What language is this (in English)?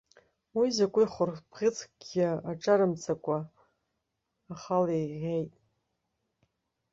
Abkhazian